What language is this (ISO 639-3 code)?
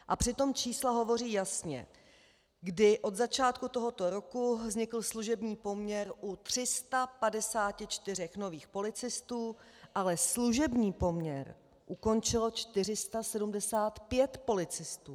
ces